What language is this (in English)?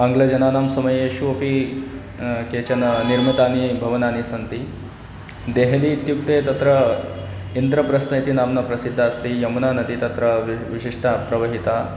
Sanskrit